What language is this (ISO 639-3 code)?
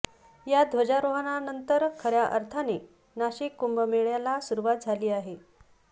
mar